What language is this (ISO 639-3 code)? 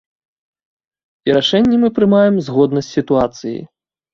bel